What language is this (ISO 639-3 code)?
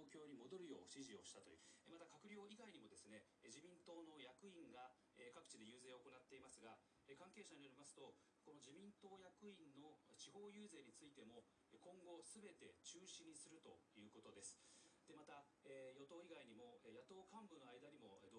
jpn